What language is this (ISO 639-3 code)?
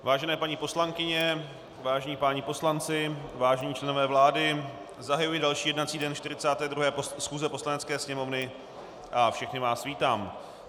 ces